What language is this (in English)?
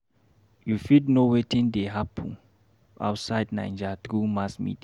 Nigerian Pidgin